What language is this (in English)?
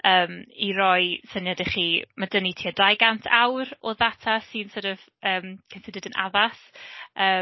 Welsh